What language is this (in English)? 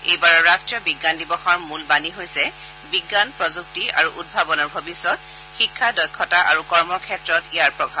Assamese